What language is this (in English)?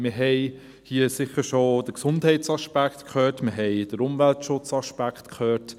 Swiss German